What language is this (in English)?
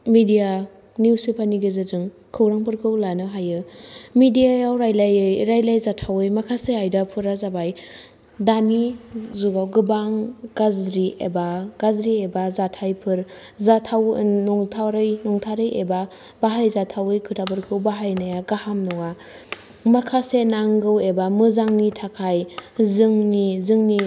Bodo